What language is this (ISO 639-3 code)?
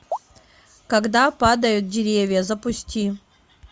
rus